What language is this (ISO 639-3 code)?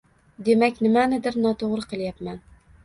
uzb